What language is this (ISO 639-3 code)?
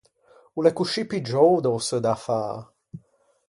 lij